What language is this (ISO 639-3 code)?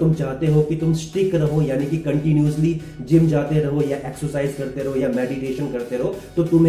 hin